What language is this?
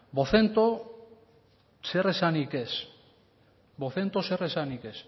Basque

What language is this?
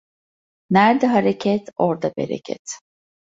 Turkish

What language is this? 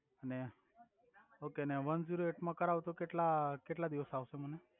Gujarati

